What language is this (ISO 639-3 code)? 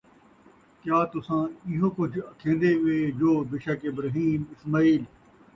skr